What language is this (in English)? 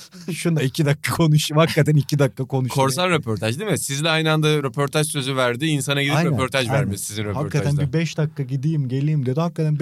Turkish